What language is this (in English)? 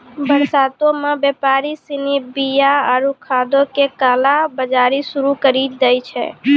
Maithili